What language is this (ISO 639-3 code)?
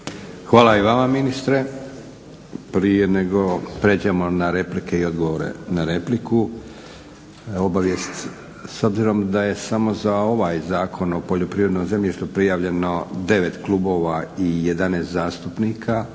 hrv